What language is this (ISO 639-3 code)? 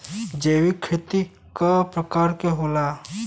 bho